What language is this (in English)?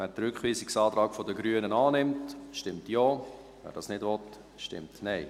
Swiss German